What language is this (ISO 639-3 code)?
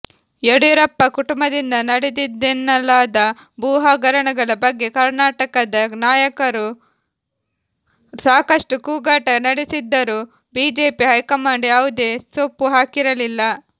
kan